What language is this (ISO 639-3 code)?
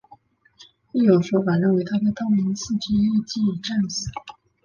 zho